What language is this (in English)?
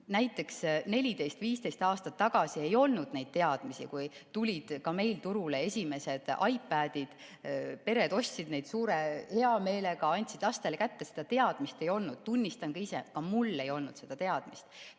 Estonian